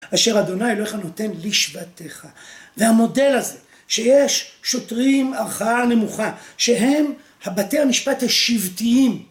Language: Hebrew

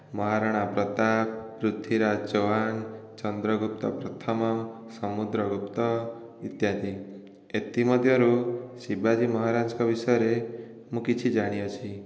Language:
Odia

